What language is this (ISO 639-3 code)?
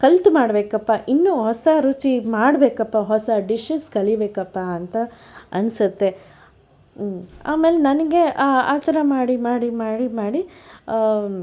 kan